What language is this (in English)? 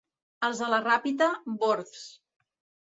Catalan